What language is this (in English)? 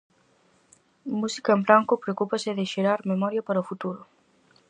Galician